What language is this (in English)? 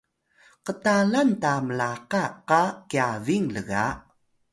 Atayal